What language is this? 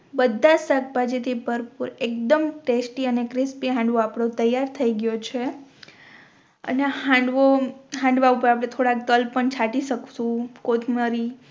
Gujarati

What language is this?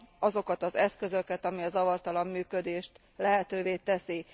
Hungarian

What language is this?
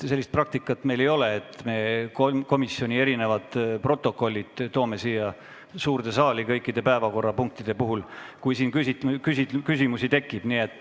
Estonian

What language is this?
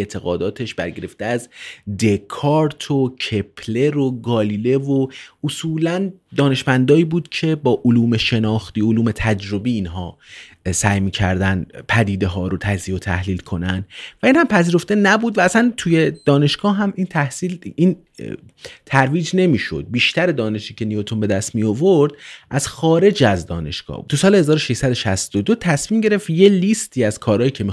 Persian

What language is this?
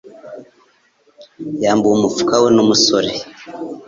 Kinyarwanda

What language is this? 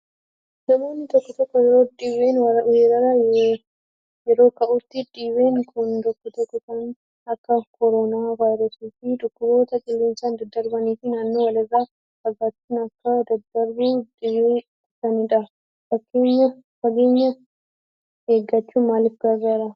Oromo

